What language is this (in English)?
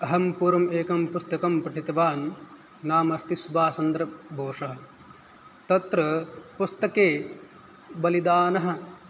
Sanskrit